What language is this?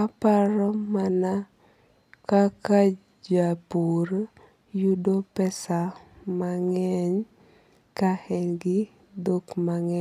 Luo (Kenya and Tanzania)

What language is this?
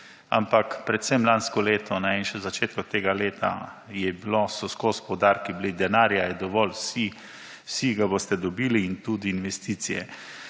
Slovenian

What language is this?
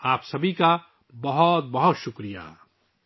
Urdu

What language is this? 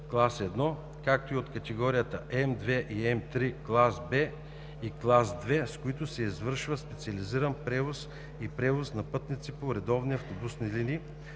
Bulgarian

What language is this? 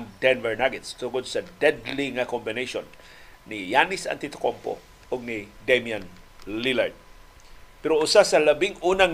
Filipino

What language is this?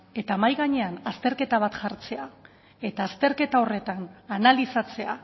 Basque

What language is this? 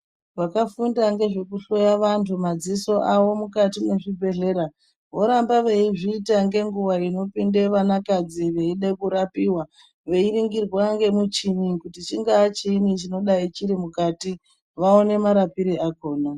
Ndau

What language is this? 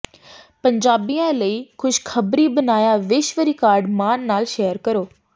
Punjabi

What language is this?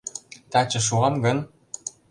Mari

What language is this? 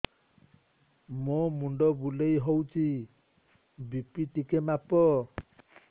Odia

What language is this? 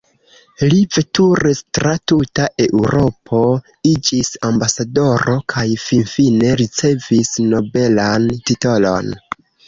Esperanto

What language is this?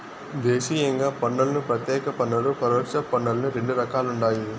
Telugu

